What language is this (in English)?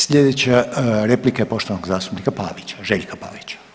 Croatian